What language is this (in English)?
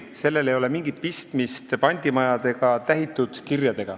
Estonian